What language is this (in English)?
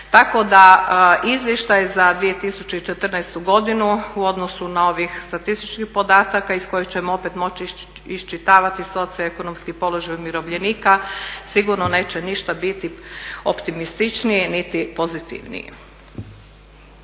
Croatian